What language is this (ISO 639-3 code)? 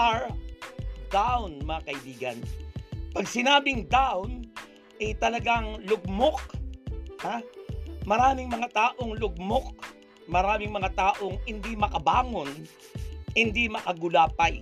fil